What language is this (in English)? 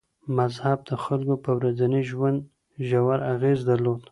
Pashto